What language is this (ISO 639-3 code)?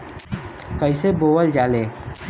bho